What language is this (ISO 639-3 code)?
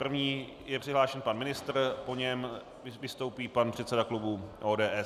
ces